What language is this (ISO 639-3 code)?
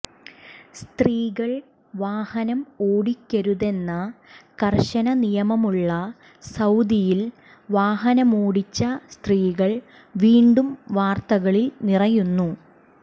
mal